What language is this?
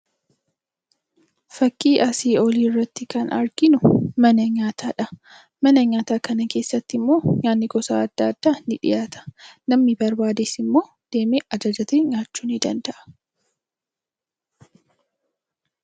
Oromo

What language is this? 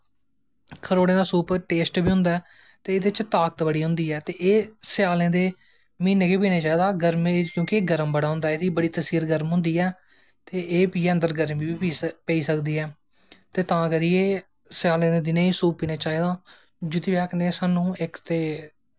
Dogri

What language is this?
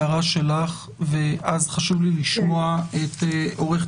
Hebrew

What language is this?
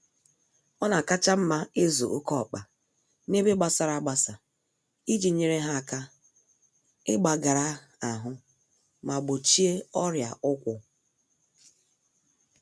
Igbo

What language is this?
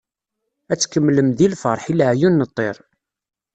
Kabyle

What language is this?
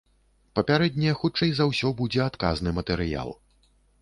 Belarusian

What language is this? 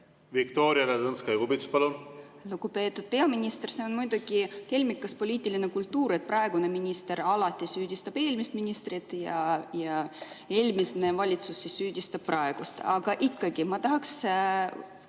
Estonian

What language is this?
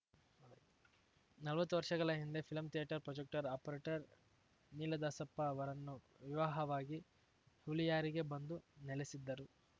Kannada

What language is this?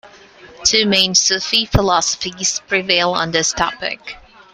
English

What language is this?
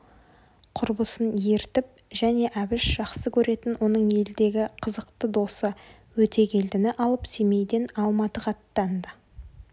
Kazakh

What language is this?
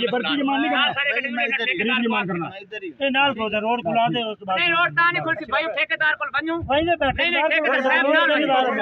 Arabic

